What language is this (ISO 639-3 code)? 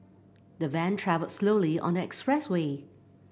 eng